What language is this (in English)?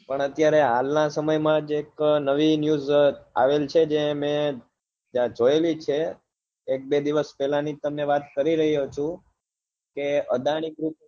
Gujarati